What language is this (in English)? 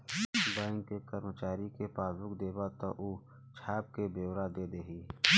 Bhojpuri